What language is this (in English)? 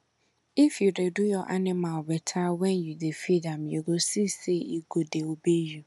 Nigerian Pidgin